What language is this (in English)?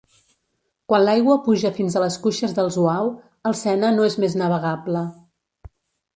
Catalan